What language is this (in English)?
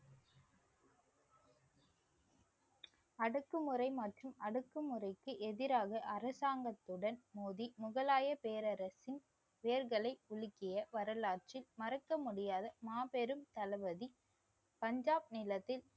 Tamil